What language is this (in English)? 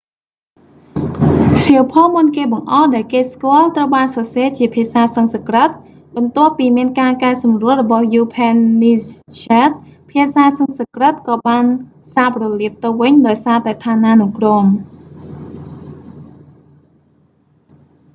Khmer